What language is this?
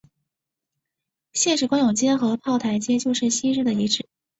Chinese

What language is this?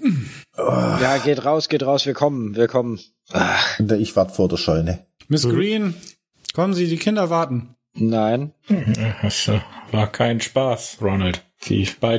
German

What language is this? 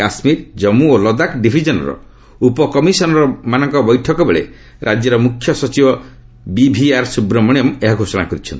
Odia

